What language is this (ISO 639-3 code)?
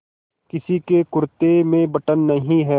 hin